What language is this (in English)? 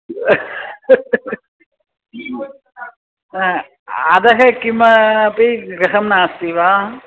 Sanskrit